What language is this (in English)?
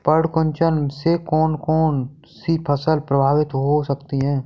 Hindi